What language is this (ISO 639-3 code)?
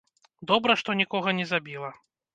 bel